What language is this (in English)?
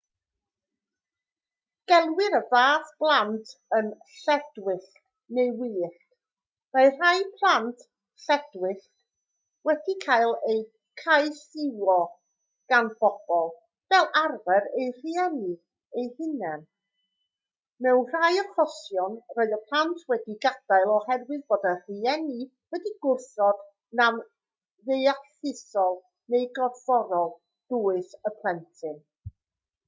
Welsh